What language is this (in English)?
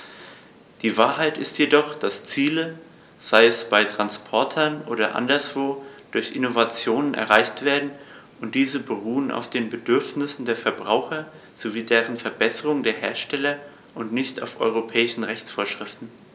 German